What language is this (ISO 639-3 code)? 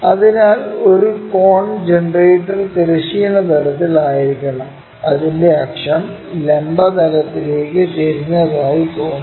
mal